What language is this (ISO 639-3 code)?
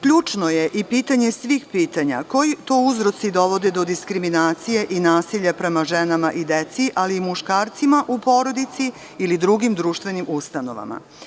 srp